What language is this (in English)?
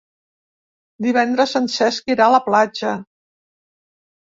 Catalan